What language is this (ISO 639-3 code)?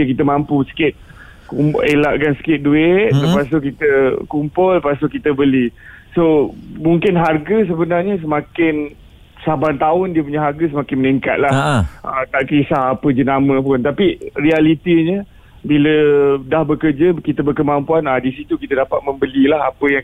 msa